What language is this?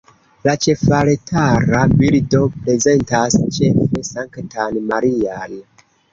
Esperanto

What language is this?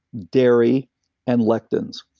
English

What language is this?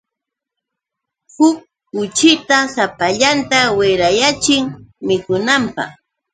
Yauyos Quechua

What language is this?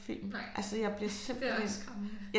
Danish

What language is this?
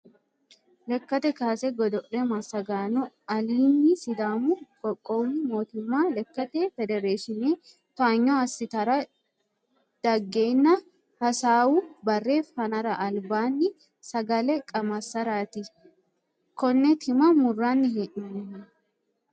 Sidamo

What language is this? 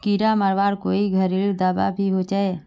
Magahi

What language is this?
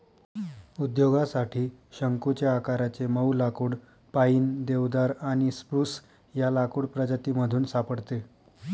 Marathi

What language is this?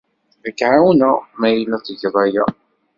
Kabyle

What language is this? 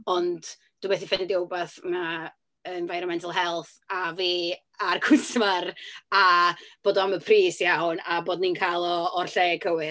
Welsh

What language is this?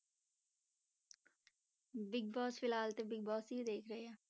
Punjabi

